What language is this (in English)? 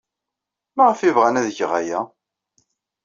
Kabyle